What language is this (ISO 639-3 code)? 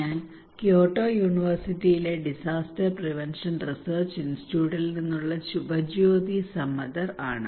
mal